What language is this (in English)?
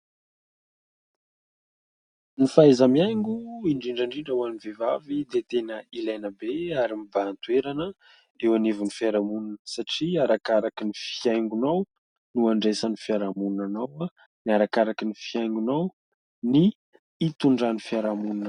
Malagasy